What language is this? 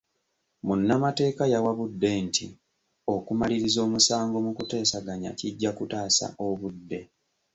Ganda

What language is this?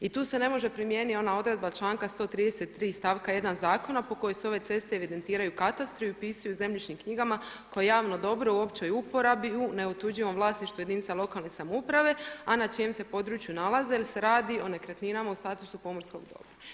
Croatian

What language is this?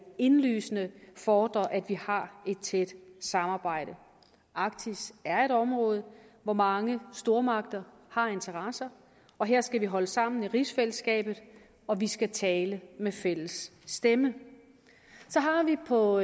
Danish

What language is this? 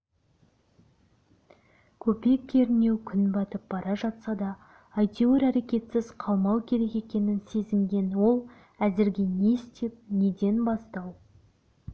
Kazakh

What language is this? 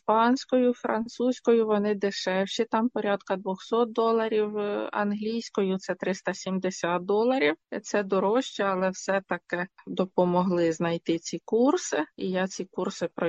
Ukrainian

